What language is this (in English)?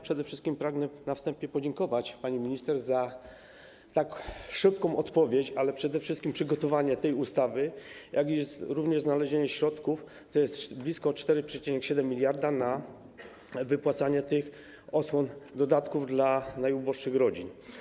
Polish